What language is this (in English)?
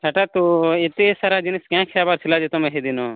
Odia